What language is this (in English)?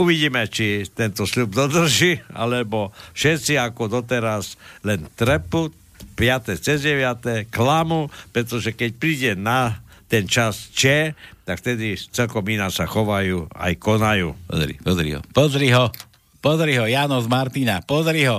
Slovak